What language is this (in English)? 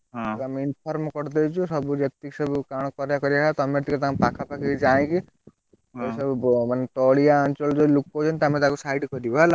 Odia